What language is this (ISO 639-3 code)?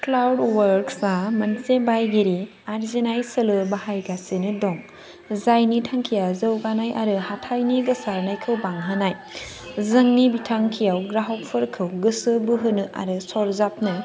brx